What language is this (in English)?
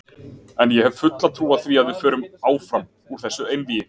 Icelandic